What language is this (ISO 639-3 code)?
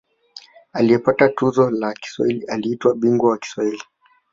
swa